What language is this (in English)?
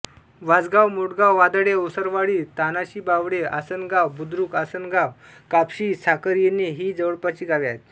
Marathi